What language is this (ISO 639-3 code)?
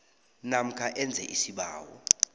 nbl